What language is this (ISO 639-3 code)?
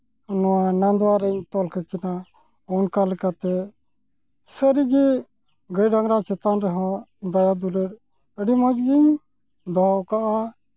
sat